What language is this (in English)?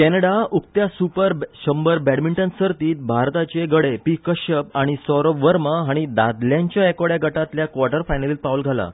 Konkani